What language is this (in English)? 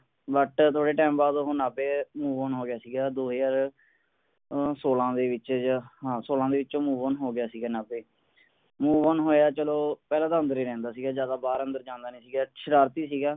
Punjabi